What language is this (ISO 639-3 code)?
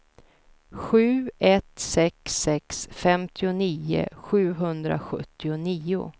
swe